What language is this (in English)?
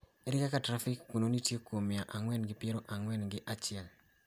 Luo (Kenya and Tanzania)